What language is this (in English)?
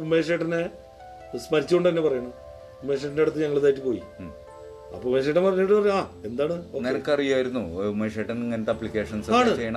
Malayalam